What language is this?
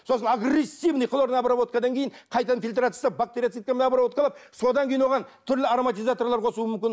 Kazakh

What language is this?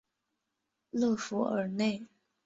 Chinese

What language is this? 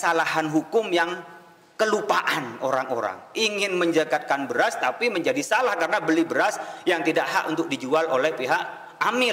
Indonesian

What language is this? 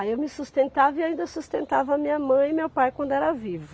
Portuguese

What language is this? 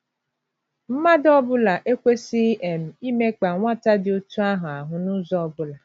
Igbo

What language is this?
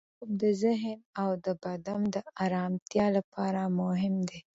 Pashto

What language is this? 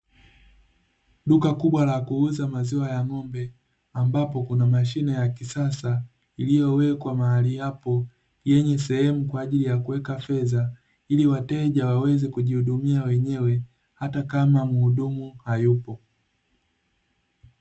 Swahili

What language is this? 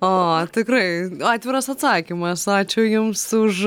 Lithuanian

